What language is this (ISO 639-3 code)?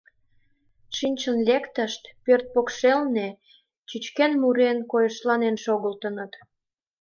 chm